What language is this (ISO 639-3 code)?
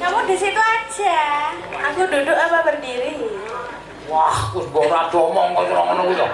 ind